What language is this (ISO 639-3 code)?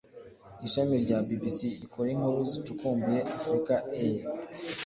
kin